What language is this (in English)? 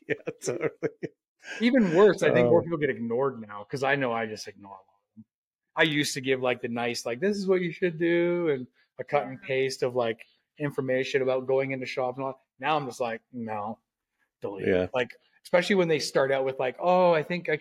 English